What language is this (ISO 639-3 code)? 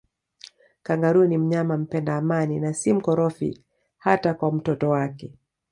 swa